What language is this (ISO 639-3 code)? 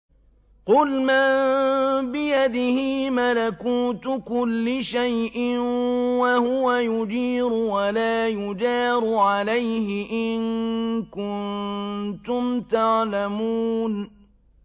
ara